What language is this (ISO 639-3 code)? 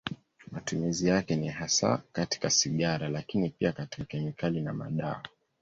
swa